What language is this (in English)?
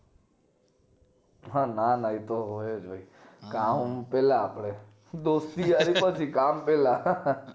Gujarati